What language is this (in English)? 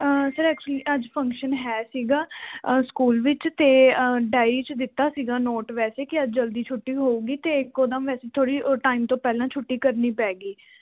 Punjabi